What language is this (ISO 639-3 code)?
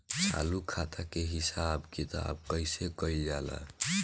bho